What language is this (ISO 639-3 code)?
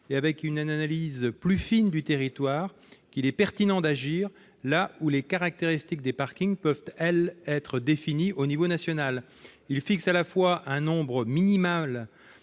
fra